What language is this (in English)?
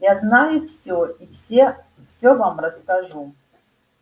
Russian